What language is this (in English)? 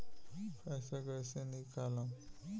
Bhojpuri